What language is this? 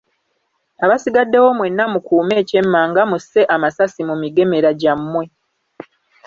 Ganda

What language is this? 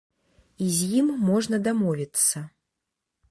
Belarusian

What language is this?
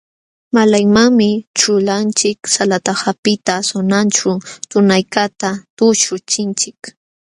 Jauja Wanca Quechua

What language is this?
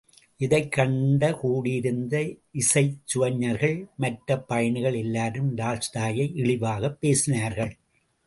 Tamil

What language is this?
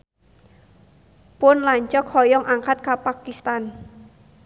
Sundanese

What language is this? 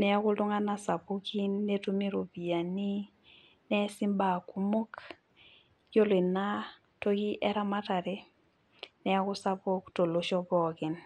Masai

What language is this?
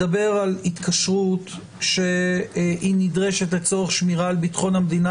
Hebrew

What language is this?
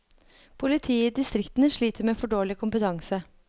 Norwegian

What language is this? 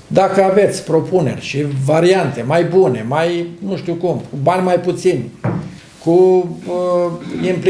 Romanian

